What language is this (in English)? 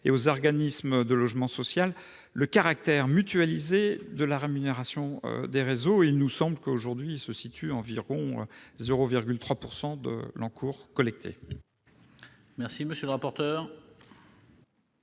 French